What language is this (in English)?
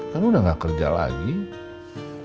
Indonesian